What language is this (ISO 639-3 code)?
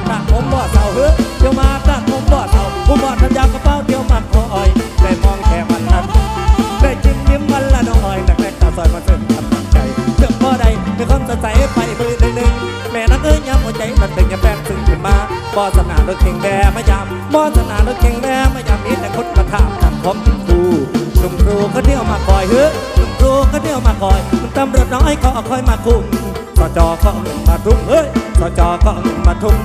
tha